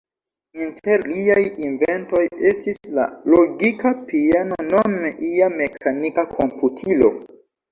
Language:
Esperanto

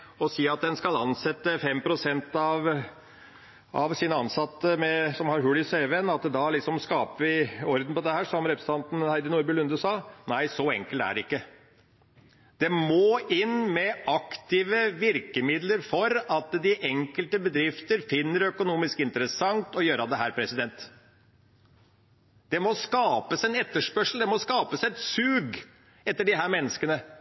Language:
Norwegian Bokmål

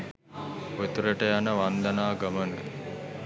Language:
Sinhala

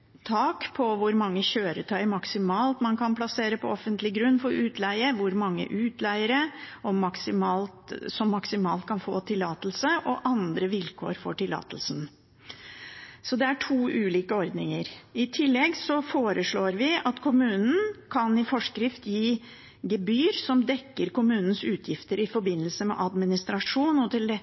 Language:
Norwegian Bokmål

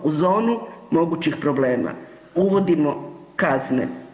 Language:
Croatian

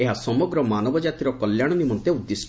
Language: Odia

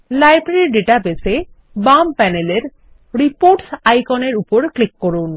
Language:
Bangla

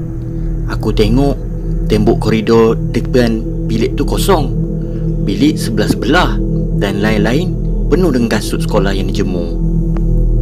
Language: Malay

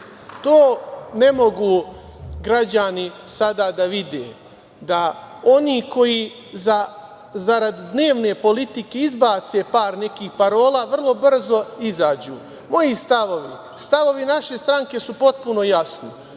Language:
Serbian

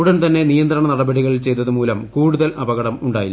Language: Malayalam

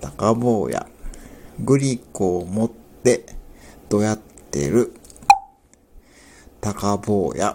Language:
Japanese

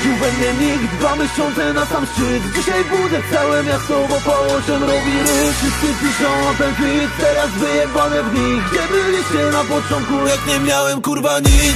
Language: Polish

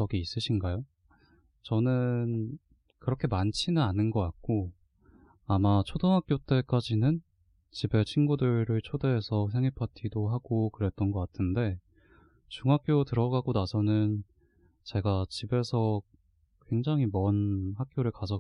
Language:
Korean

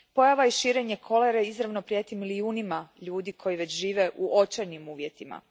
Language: Croatian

